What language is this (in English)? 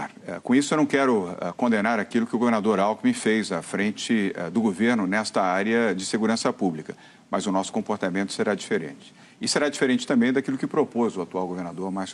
Portuguese